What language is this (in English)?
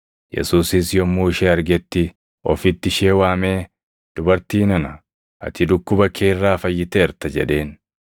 Oromo